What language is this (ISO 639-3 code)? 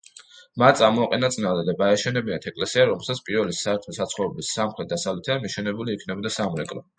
kat